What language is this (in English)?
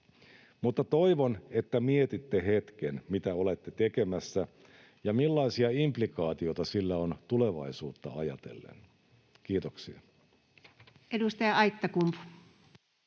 Finnish